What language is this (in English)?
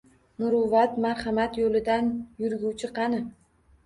Uzbek